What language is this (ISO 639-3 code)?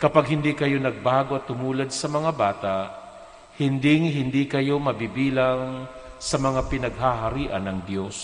fil